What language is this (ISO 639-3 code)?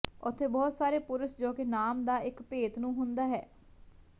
pan